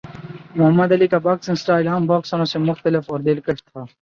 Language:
Urdu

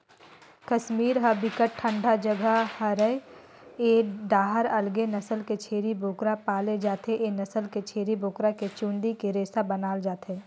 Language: Chhattisgarhi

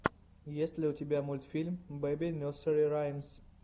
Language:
Russian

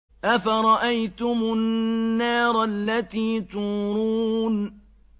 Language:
Arabic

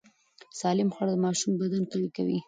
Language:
Pashto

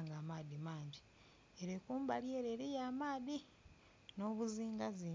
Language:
Soga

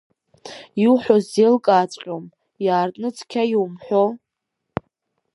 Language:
Abkhazian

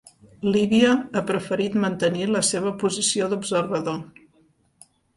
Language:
Catalan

